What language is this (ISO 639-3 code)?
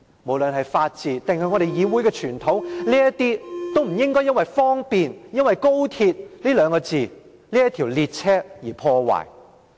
yue